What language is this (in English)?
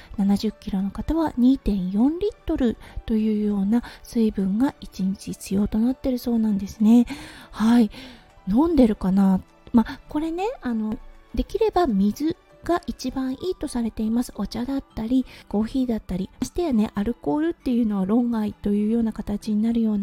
Japanese